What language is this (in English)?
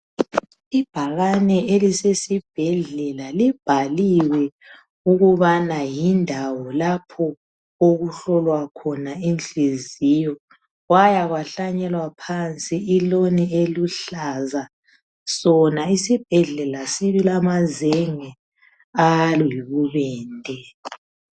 North Ndebele